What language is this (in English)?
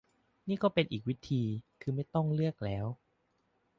Thai